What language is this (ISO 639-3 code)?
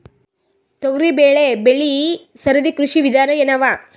kan